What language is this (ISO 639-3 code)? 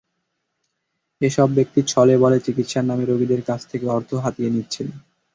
ben